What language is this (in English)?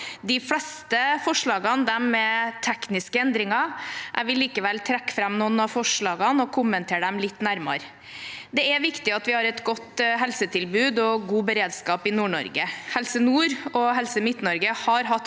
Norwegian